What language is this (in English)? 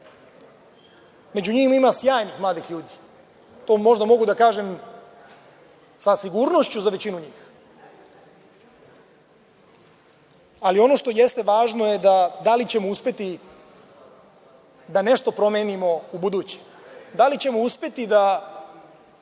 Serbian